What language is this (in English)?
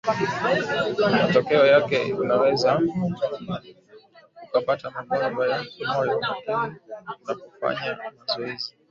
Swahili